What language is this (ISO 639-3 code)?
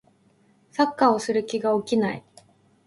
jpn